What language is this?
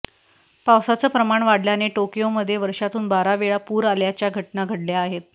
Marathi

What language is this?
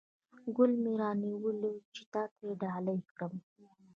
Pashto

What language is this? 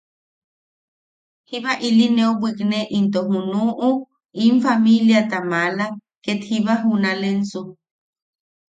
Yaqui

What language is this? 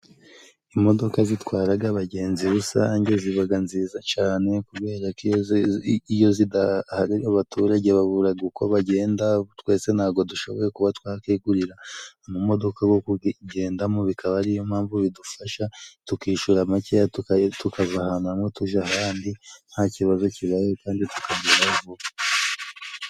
Kinyarwanda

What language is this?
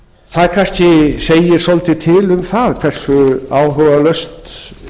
Icelandic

